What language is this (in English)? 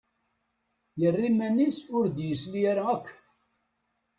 Kabyle